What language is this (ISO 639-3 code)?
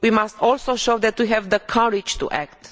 eng